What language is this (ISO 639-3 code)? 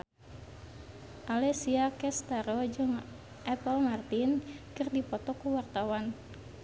sun